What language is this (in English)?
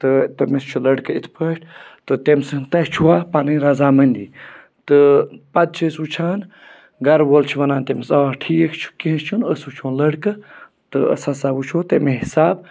Kashmiri